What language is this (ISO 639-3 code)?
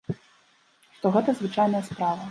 bel